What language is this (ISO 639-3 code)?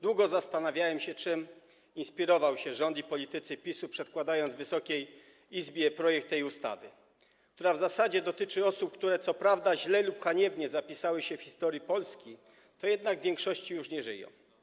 pol